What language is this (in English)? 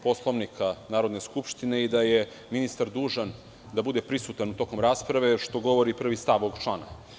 Serbian